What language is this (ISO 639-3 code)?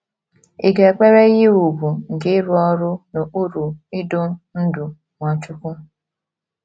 ibo